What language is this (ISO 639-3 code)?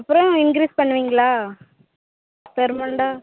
tam